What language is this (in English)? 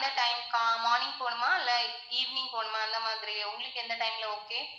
Tamil